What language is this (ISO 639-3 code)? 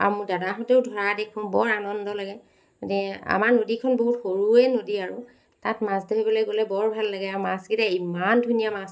asm